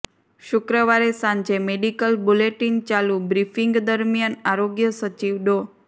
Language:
Gujarati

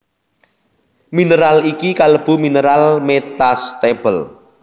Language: Javanese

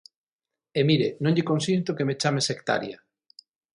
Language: Galician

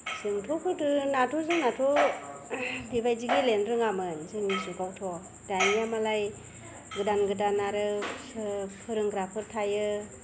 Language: Bodo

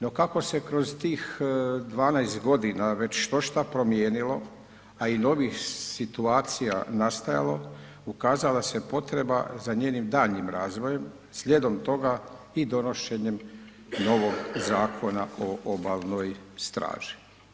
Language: Croatian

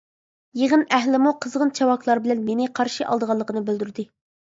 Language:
Uyghur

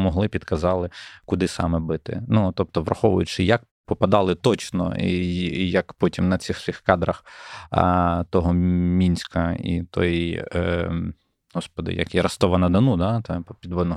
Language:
Ukrainian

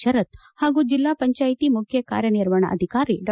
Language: Kannada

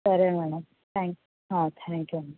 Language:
Telugu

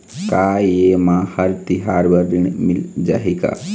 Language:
Chhattisgarhi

